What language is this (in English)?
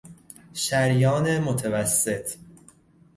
Persian